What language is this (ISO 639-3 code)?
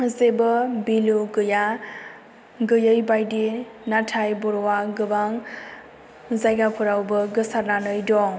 brx